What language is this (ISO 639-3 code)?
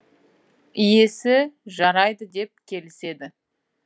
kaz